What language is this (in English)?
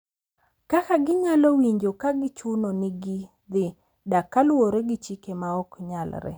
Luo (Kenya and Tanzania)